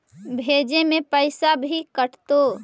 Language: Magahi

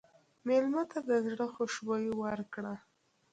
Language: Pashto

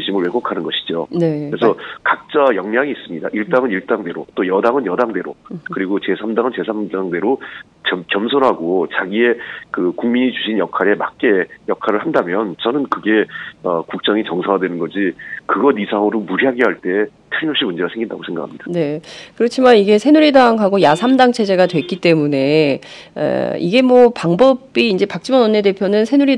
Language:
Korean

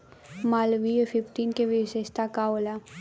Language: Bhojpuri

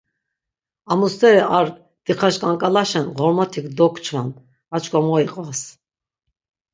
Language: Laz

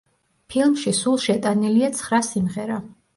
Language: Georgian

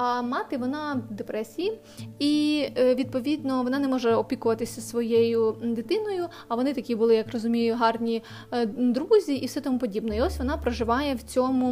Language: Ukrainian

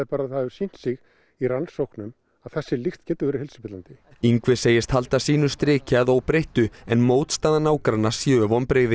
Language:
Icelandic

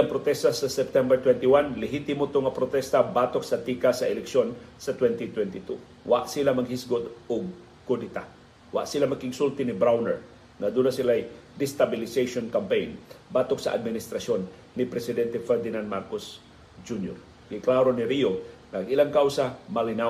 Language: Filipino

